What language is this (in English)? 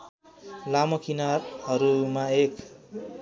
Nepali